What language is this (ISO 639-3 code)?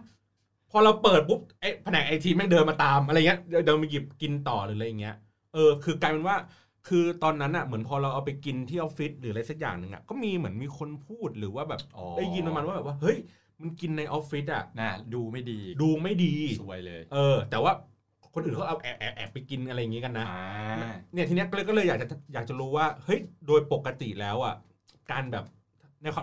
tha